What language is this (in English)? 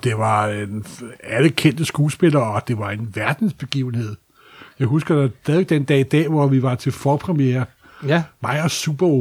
Danish